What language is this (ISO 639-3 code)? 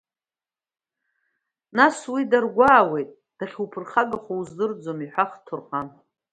abk